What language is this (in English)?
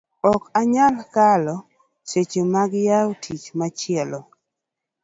Luo (Kenya and Tanzania)